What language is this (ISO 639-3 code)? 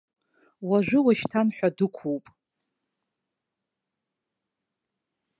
abk